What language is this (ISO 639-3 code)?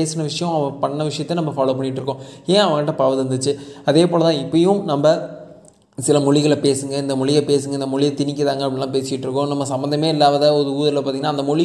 tam